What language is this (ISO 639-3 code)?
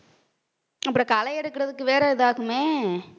tam